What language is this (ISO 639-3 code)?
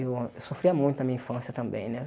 por